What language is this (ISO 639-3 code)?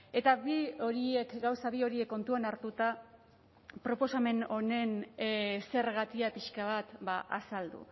eus